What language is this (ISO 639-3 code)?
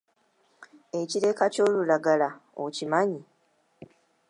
lug